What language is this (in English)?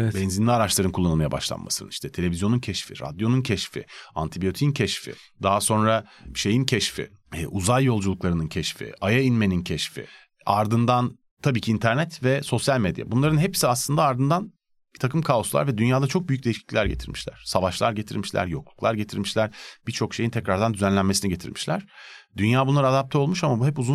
Turkish